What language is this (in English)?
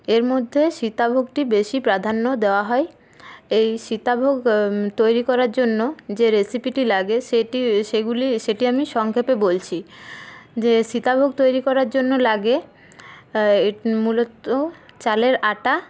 Bangla